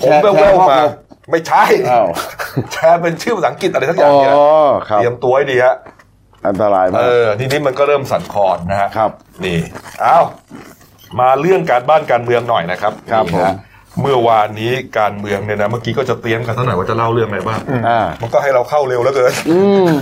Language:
Thai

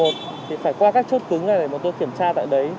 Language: Vietnamese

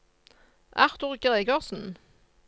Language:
Norwegian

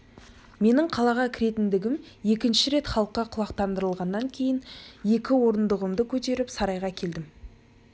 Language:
Kazakh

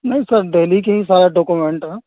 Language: Urdu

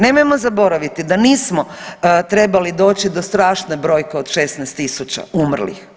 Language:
Croatian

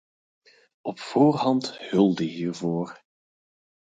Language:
Dutch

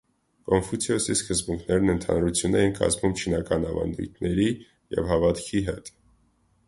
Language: Armenian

